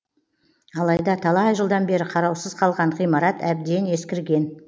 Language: Kazakh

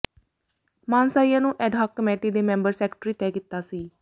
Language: Punjabi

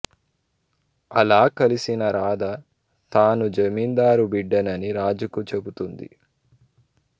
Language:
Telugu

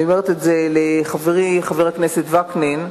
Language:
Hebrew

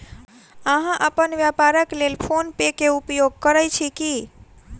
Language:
Maithili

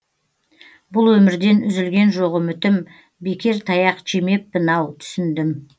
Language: Kazakh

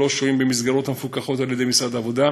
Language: Hebrew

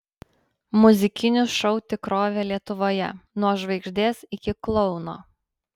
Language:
Lithuanian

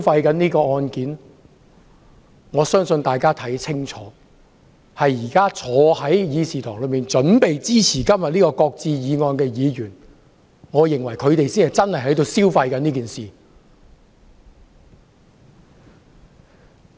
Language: Cantonese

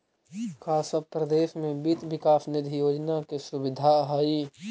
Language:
Magahi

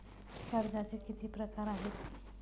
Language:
Marathi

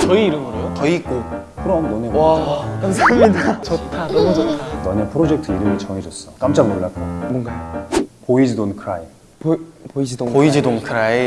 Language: Korean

